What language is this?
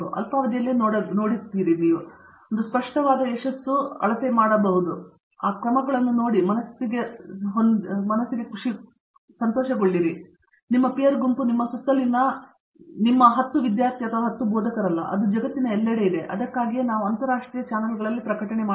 Kannada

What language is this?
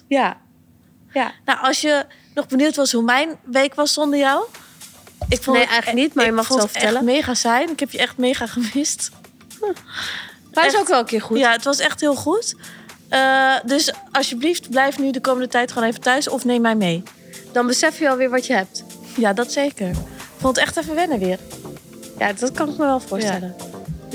Dutch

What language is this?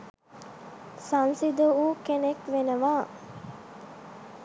Sinhala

